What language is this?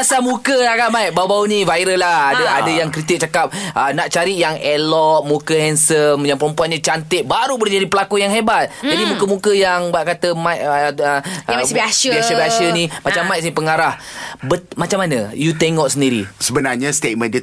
Malay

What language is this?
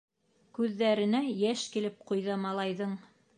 Bashkir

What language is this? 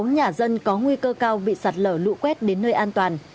Vietnamese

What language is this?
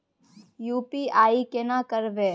Maithili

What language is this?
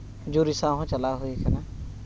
Santali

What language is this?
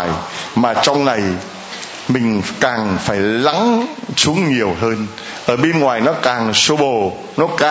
Vietnamese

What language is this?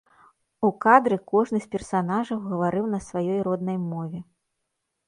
Belarusian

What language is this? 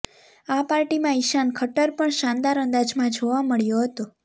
Gujarati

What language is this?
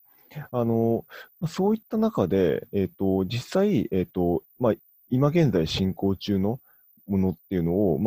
Japanese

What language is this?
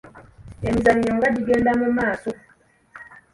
Ganda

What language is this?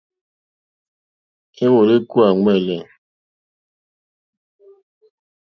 Mokpwe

